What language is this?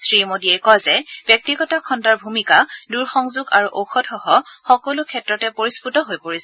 Assamese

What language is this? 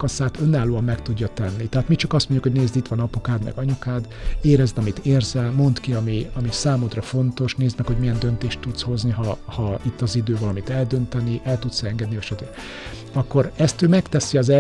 Hungarian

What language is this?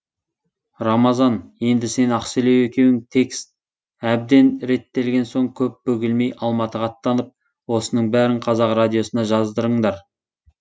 Kazakh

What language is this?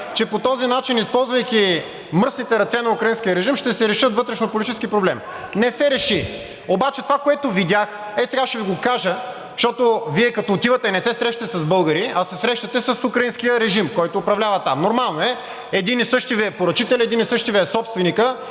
Bulgarian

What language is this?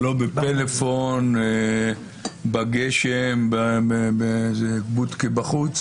Hebrew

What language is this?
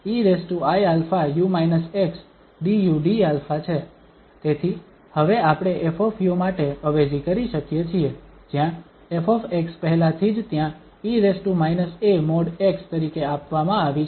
Gujarati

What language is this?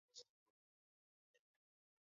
Swahili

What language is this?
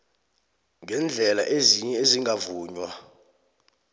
South Ndebele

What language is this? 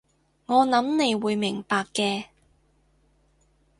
Cantonese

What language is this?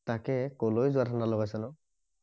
Assamese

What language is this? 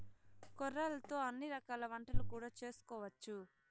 Telugu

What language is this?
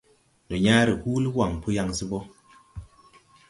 Tupuri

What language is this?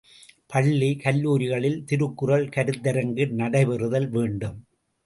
Tamil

